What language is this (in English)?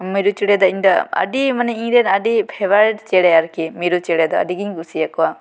Santali